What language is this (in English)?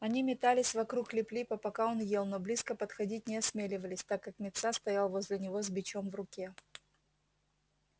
Russian